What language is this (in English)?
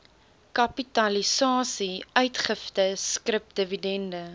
Afrikaans